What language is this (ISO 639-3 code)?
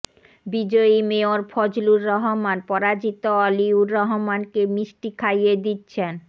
ben